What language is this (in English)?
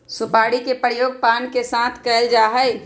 Magahi